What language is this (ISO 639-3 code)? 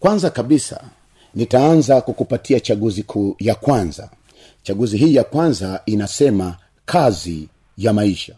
swa